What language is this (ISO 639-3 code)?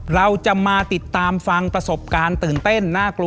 tha